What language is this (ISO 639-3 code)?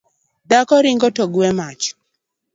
luo